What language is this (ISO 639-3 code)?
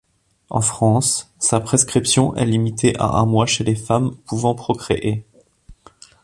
fra